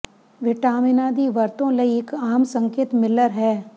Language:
Punjabi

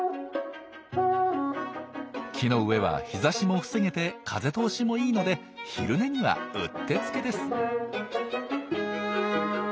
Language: Japanese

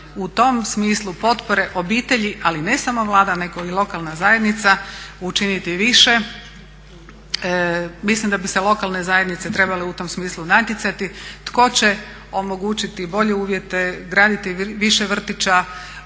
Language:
Croatian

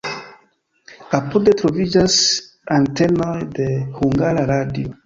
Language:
Esperanto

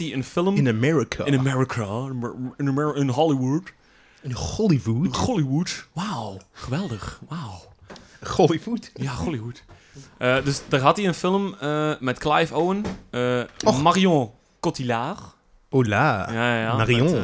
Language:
Dutch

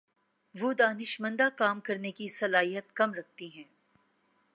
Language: Urdu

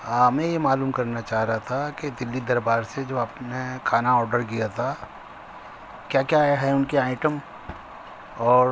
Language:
Urdu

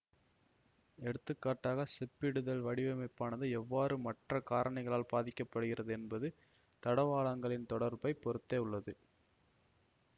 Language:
Tamil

